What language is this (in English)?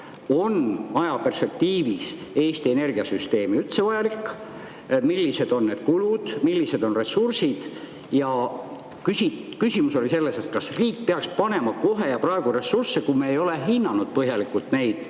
Estonian